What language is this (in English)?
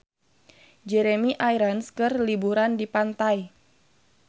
Sundanese